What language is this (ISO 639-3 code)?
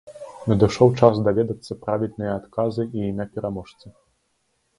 bel